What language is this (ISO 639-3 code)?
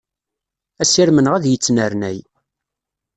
kab